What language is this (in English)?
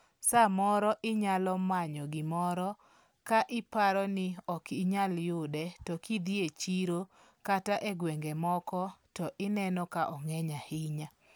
Luo (Kenya and Tanzania)